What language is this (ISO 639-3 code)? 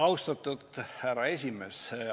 est